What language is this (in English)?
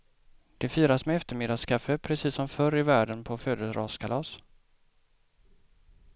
Swedish